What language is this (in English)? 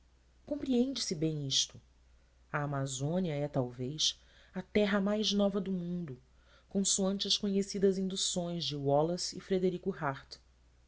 Portuguese